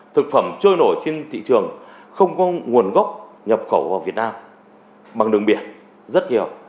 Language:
Vietnamese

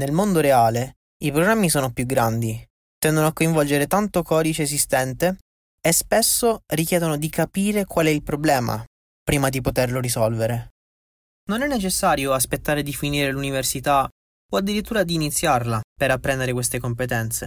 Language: Italian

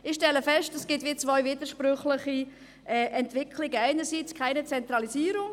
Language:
Swiss German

